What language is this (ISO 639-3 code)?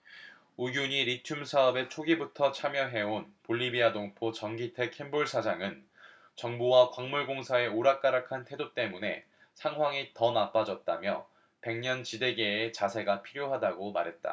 kor